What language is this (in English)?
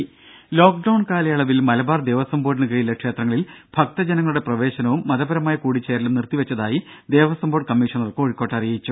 Malayalam